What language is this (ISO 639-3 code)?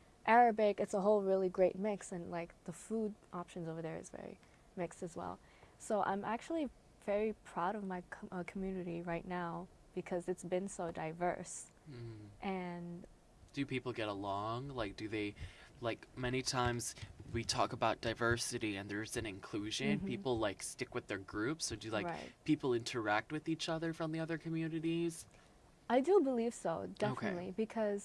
eng